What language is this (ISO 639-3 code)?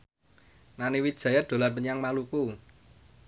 jav